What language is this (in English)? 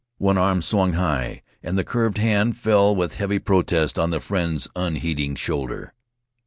English